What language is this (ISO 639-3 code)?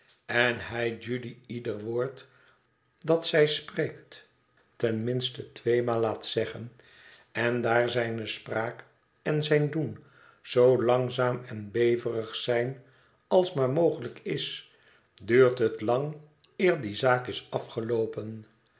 nld